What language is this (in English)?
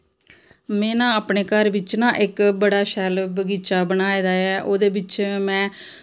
Dogri